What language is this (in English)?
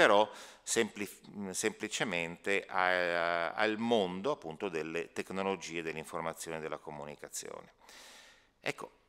Italian